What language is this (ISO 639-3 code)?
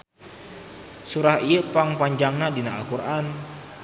sun